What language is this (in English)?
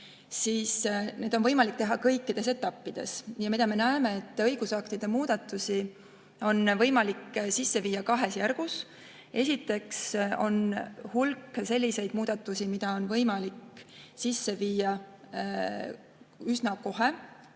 Estonian